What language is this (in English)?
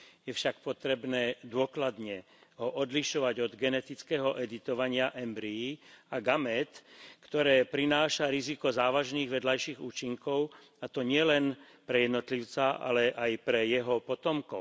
Slovak